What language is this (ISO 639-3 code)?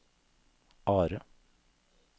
nor